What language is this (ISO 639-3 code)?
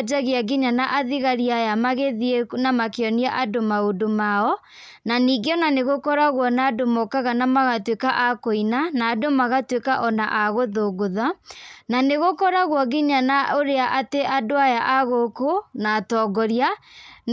kik